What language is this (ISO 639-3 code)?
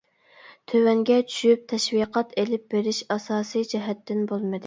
uig